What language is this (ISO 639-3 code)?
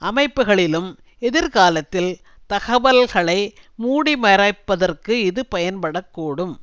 tam